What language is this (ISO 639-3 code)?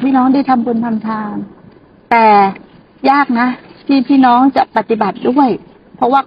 tha